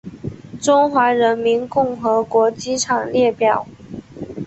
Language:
Chinese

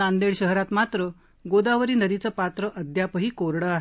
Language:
Marathi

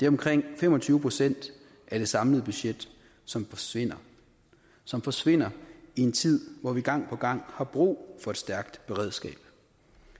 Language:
Danish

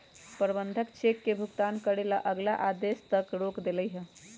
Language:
Magahi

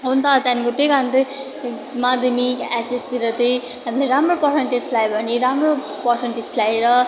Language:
Nepali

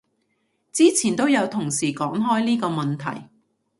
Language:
Cantonese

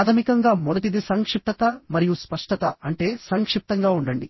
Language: Telugu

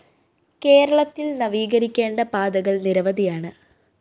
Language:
Malayalam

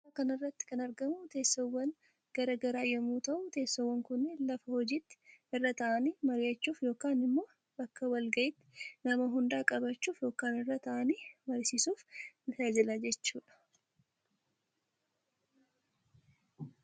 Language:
Oromo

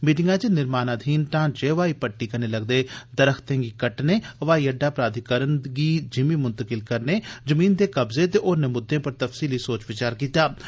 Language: Dogri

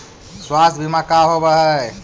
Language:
Magahi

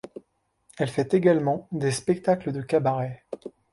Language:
French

